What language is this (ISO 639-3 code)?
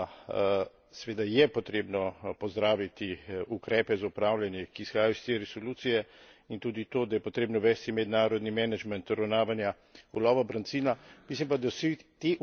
slv